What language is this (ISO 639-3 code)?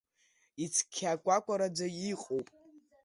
abk